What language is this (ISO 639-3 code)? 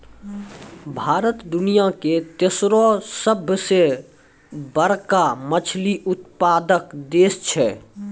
mai